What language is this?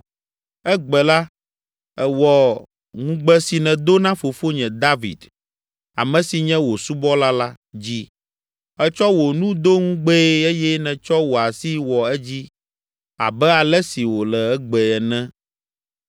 Ewe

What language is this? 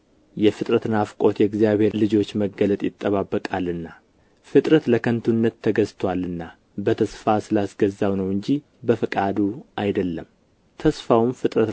Amharic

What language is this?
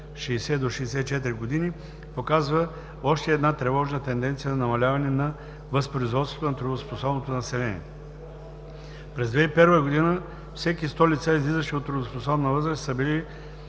Bulgarian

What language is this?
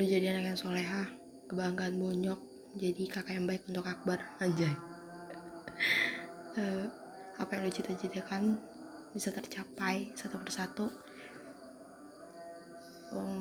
Indonesian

